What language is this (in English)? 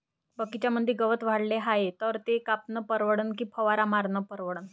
Marathi